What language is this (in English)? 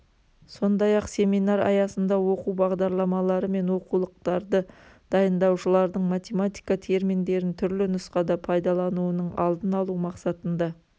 Kazakh